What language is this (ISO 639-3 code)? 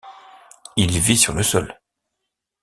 fra